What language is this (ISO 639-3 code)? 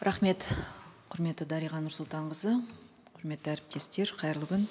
kaz